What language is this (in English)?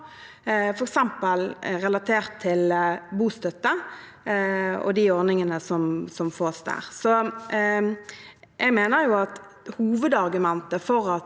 Norwegian